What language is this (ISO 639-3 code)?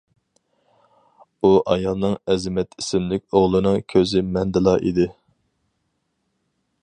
uig